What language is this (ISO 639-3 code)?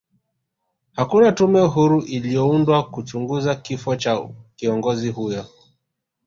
swa